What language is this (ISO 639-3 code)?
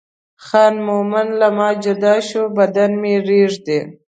pus